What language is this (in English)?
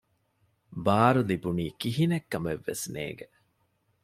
Divehi